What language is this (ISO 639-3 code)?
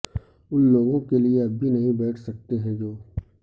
urd